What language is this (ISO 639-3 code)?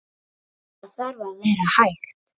isl